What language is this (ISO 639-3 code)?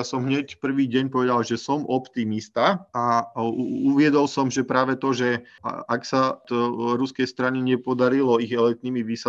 slk